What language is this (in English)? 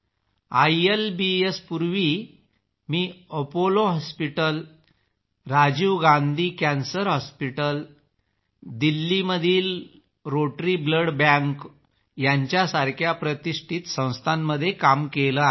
Marathi